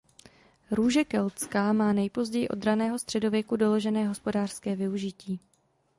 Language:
Czech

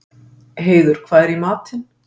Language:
Icelandic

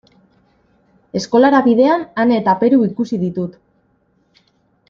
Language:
Basque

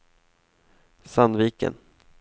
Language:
Swedish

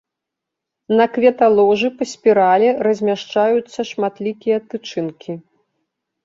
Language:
Belarusian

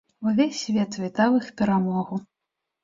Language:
Belarusian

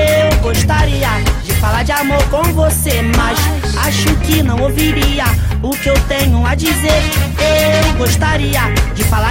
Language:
Portuguese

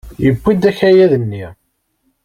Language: Kabyle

